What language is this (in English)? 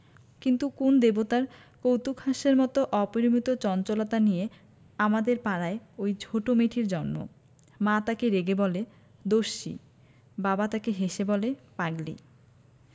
Bangla